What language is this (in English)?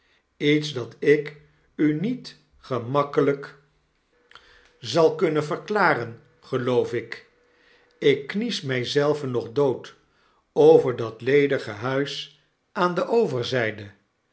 Dutch